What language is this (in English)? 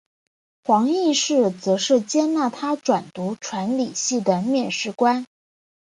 Chinese